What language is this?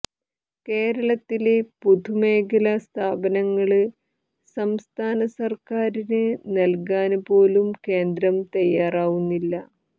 Malayalam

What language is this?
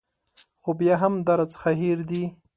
Pashto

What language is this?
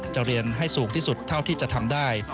Thai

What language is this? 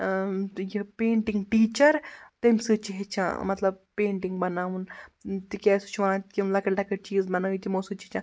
Kashmiri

